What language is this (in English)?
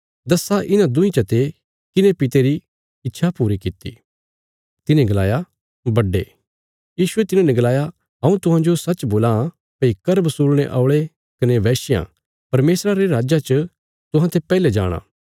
Bilaspuri